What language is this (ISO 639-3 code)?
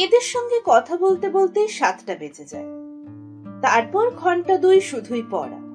ben